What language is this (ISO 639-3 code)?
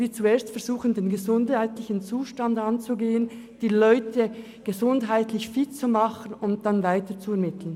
gsw